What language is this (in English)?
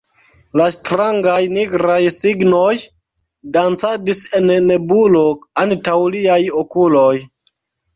Esperanto